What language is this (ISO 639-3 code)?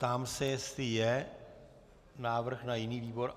ces